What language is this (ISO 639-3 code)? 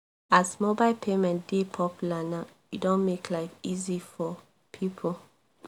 pcm